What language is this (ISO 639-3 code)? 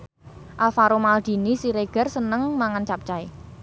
jav